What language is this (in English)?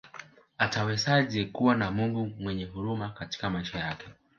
Swahili